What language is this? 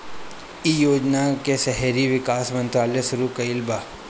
Bhojpuri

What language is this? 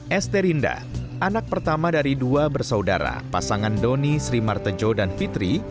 Indonesian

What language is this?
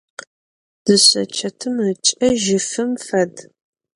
Adyghe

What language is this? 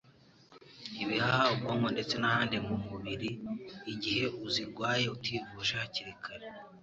Kinyarwanda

